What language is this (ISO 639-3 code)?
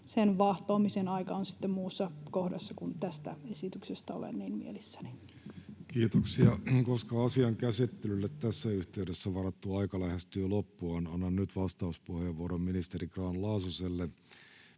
fin